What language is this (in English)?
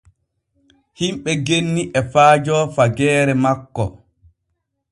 Borgu Fulfulde